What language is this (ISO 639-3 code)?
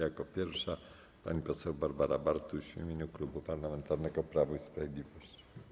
pol